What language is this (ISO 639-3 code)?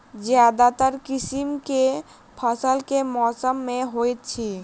mai